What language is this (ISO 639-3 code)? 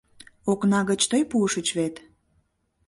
chm